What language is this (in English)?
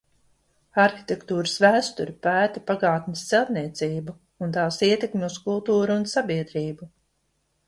Latvian